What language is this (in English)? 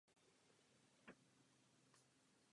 Czech